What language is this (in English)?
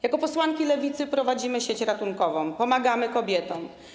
Polish